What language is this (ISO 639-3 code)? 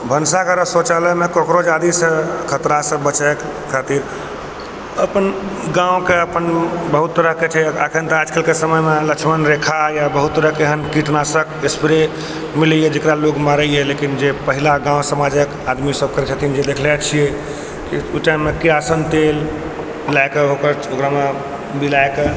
mai